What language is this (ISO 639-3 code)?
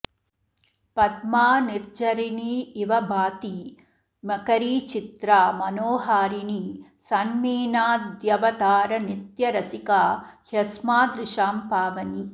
san